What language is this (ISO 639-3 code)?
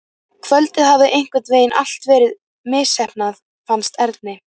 isl